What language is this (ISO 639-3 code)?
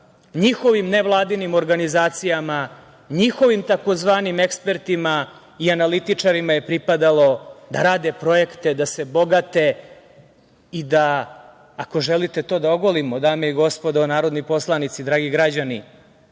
srp